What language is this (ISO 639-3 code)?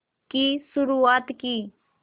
hin